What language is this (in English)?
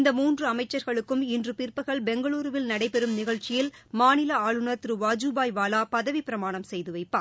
Tamil